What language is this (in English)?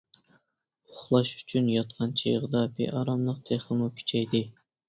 Uyghur